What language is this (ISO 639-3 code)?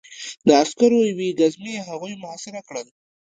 pus